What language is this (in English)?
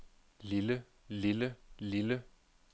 Danish